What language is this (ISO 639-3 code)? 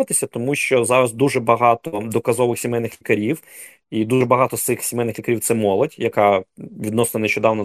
ukr